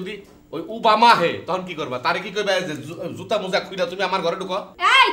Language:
Turkish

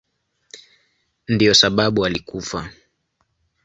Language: Swahili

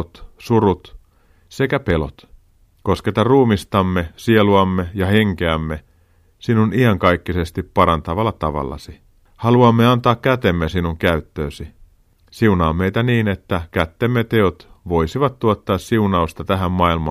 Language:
Finnish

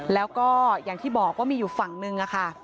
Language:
Thai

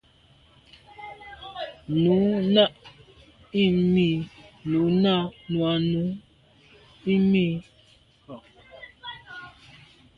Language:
Medumba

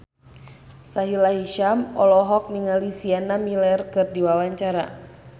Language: Sundanese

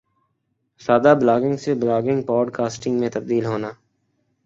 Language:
Urdu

